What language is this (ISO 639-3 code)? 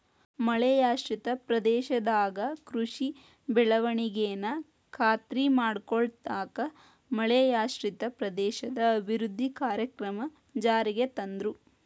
kan